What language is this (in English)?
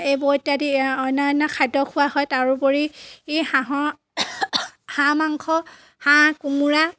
Assamese